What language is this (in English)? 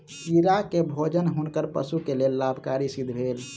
Maithili